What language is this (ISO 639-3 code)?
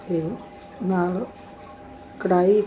pan